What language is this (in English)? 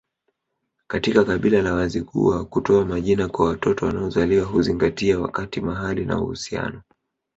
Swahili